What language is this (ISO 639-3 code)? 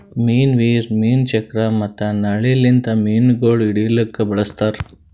kan